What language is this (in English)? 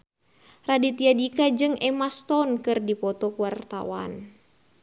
Sundanese